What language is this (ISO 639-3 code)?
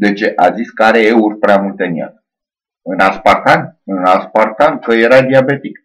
ron